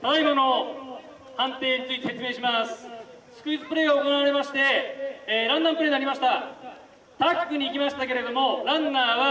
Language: Japanese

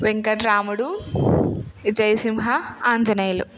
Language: Telugu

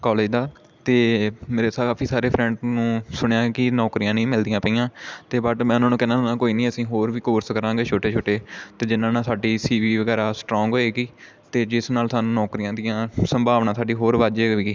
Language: Punjabi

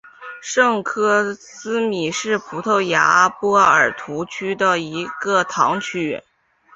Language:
Chinese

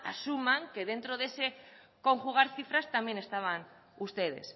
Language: Spanish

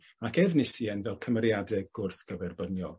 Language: Welsh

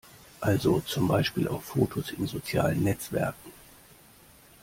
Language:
German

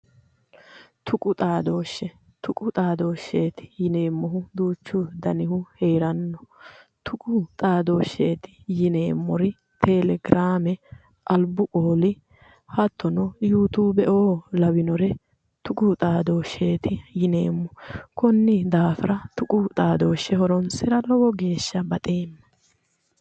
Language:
Sidamo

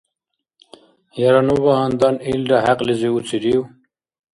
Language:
Dargwa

